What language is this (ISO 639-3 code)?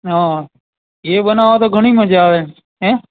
guj